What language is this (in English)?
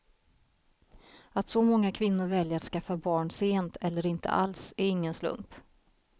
Swedish